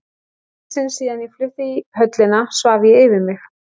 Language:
Icelandic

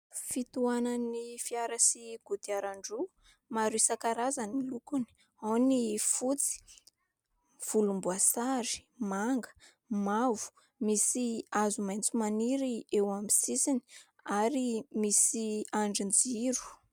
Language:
Malagasy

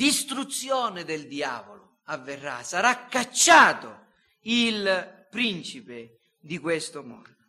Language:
Italian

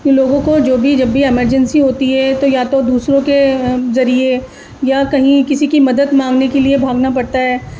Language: Urdu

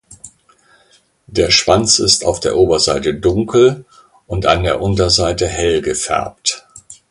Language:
German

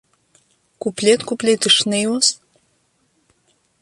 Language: Abkhazian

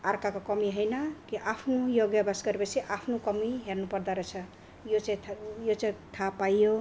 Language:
Nepali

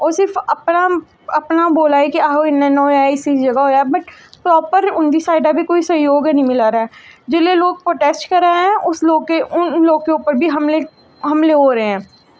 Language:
Dogri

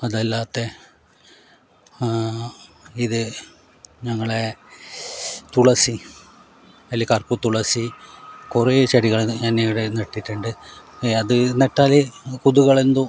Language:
Malayalam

